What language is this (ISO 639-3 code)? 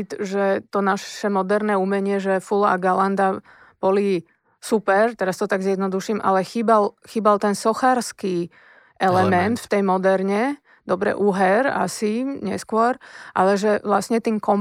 slk